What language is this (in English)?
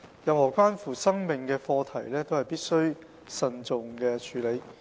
Cantonese